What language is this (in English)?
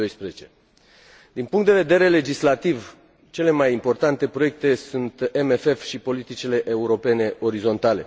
Romanian